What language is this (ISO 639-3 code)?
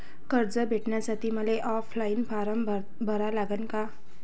mar